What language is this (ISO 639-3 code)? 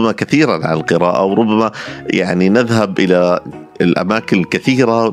ara